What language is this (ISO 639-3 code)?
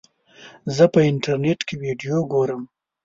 pus